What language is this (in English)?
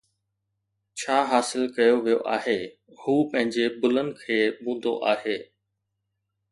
Sindhi